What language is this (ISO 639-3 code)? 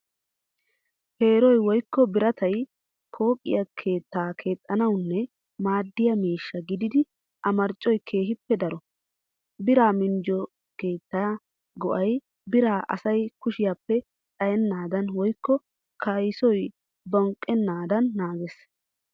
wal